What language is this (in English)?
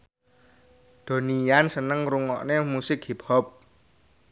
Javanese